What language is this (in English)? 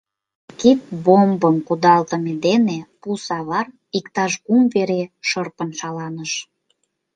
Mari